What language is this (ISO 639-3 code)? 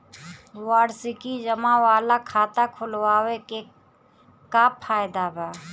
bho